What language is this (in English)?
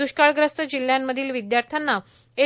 Marathi